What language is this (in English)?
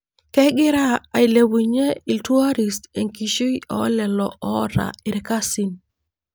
Masai